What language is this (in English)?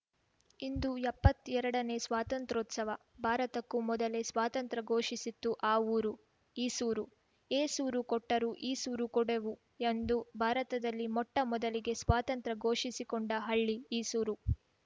Kannada